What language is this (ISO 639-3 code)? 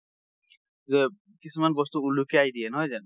asm